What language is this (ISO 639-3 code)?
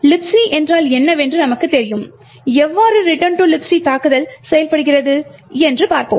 tam